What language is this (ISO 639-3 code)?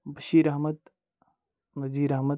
kas